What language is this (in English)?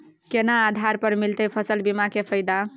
Maithili